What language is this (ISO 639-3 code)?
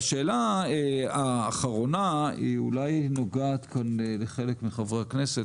heb